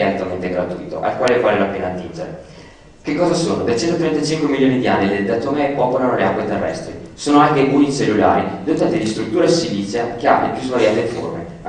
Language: Italian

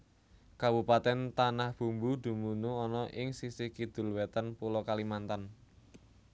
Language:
Javanese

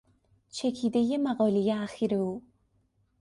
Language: Persian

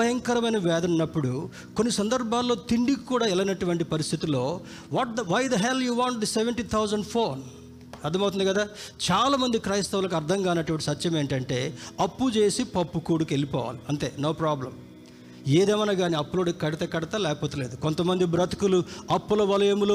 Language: Telugu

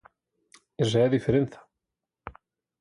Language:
Galician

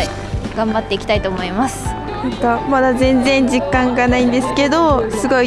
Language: Japanese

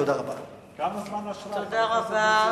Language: Hebrew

